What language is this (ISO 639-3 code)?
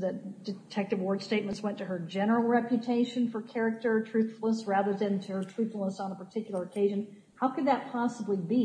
eng